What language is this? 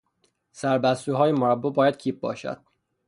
Persian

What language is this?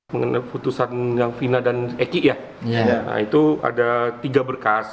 Indonesian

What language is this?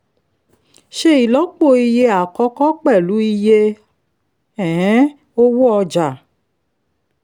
Yoruba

